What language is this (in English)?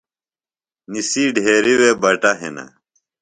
Phalura